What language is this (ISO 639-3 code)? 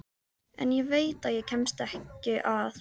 isl